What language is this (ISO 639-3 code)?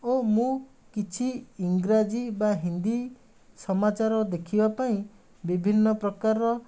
ori